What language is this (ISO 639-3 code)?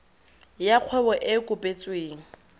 tsn